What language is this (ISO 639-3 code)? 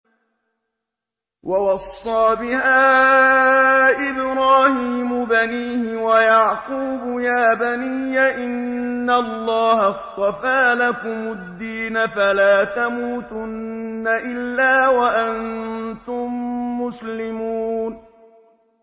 ara